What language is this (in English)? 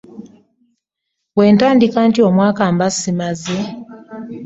Ganda